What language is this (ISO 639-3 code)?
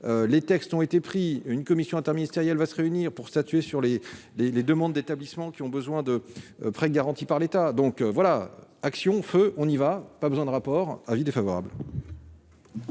fra